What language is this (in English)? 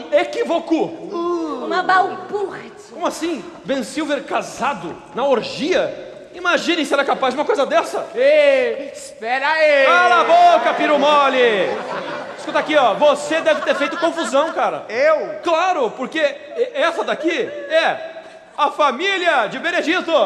Portuguese